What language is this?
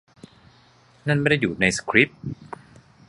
Thai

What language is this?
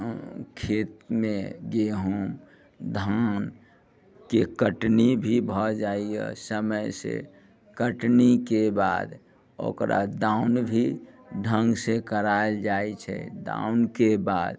Maithili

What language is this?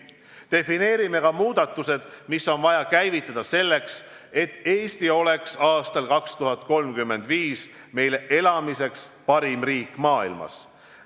Estonian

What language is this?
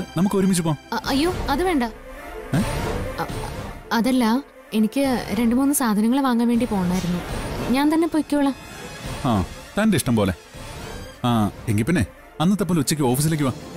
Malayalam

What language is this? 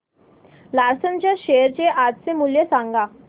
Marathi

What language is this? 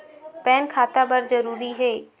Chhattisgarhi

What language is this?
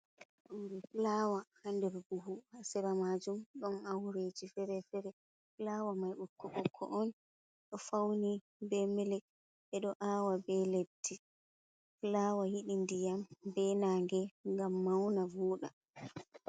Fula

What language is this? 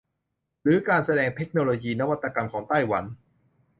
Thai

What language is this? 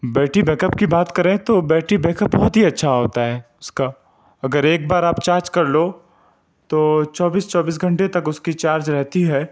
Urdu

